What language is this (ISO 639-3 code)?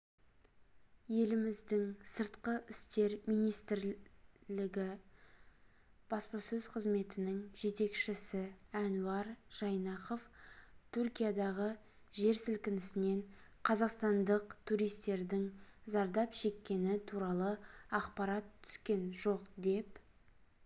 kaz